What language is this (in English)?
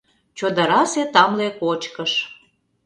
Mari